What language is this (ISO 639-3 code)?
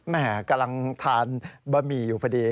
tha